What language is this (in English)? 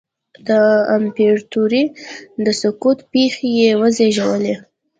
Pashto